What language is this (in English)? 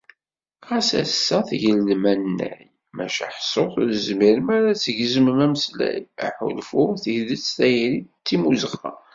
Kabyle